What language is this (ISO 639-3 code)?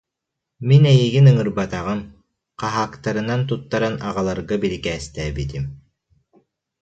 sah